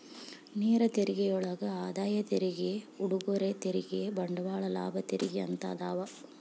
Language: Kannada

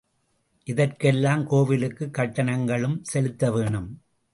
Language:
Tamil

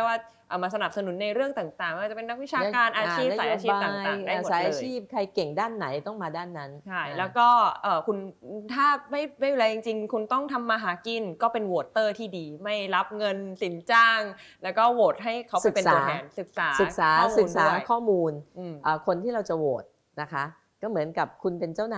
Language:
Thai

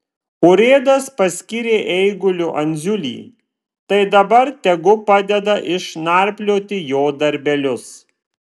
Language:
Lithuanian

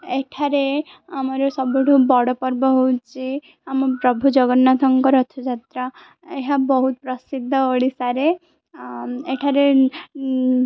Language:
Odia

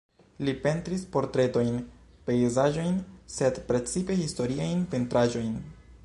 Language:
Esperanto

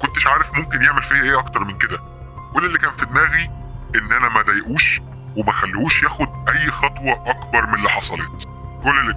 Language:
Arabic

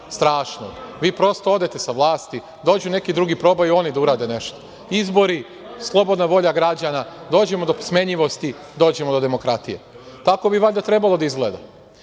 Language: Serbian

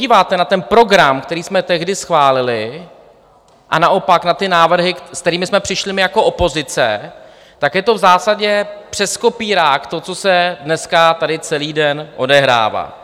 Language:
Czech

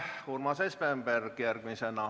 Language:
Estonian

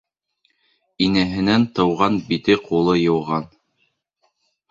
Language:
Bashkir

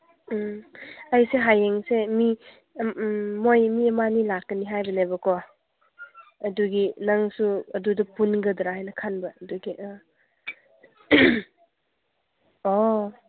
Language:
Manipuri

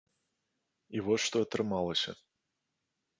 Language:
Belarusian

